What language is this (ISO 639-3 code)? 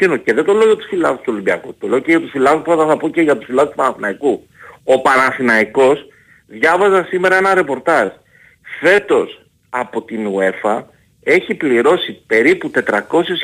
ell